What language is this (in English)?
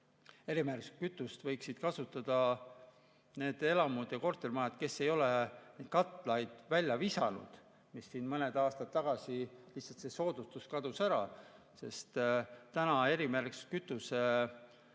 Estonian